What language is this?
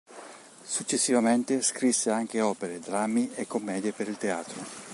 Italian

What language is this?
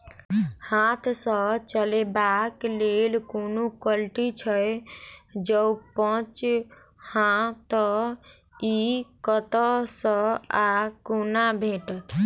Maithili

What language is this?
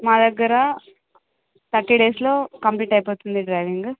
Telugu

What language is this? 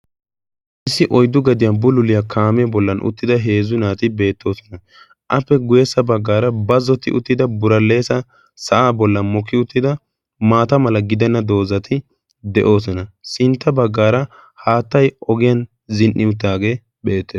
Wolaytta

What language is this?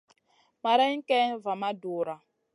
Masana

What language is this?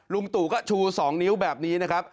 Thai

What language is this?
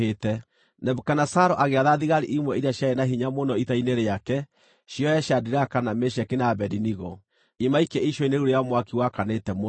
Kikuyu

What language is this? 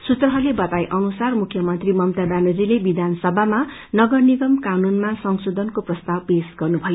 Nepali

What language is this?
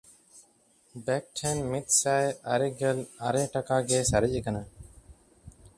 Santali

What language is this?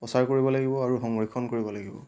Assamese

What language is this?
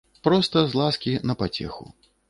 Belarusian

